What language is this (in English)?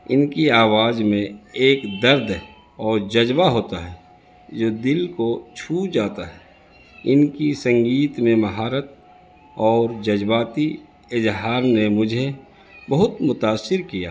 Urdu